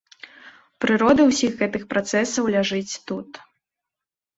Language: Belarusian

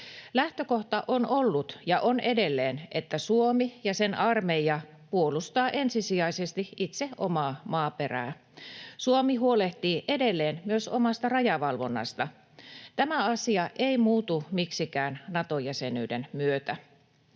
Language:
Finnish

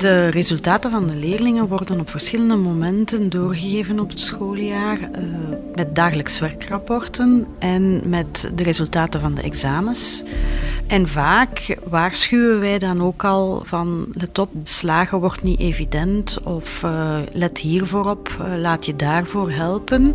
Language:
Dutch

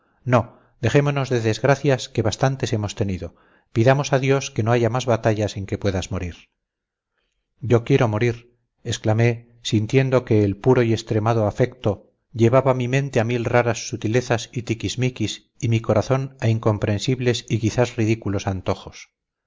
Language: Spanish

